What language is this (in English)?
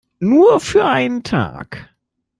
German